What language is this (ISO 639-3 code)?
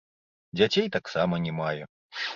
bel